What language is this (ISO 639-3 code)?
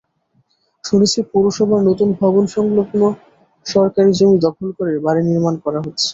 ben